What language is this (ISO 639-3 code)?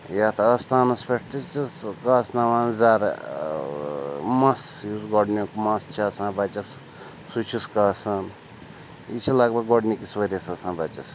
kas